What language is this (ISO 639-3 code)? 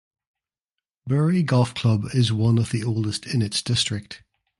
eng